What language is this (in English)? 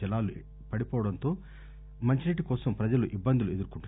Telugu